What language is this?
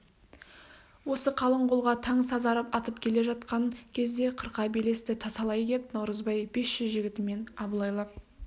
Kazakh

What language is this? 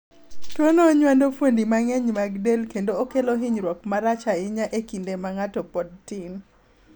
Luo (Kenya and Tanzania)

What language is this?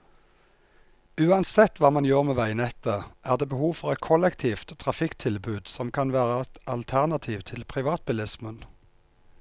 Norwegian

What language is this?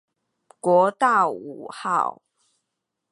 Chinese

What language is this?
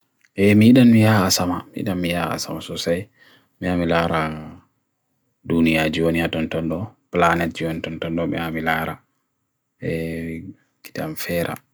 Bagirmi Fulfulde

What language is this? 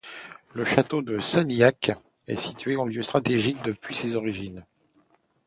French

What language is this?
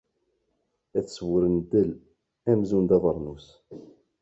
Kabyle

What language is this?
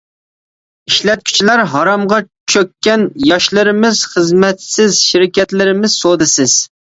Uyghur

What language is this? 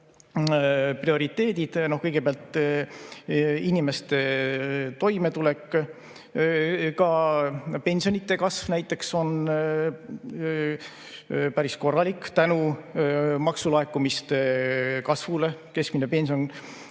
Estonian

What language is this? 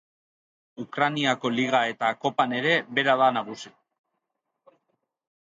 Basque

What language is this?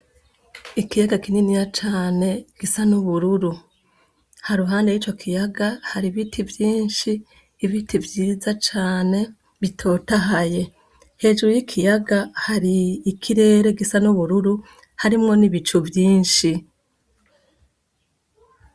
Rundi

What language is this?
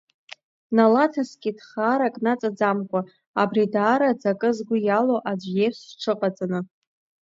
Abkhazian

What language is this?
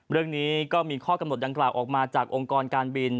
Thai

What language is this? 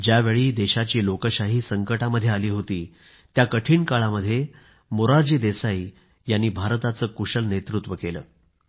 Marathi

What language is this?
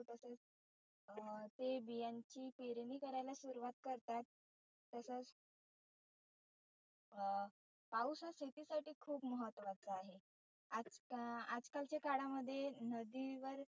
Marathi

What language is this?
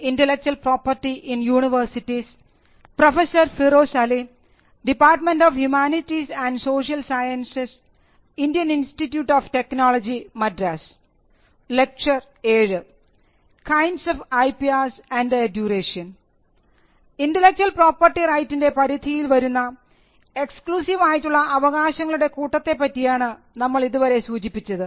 Malayalam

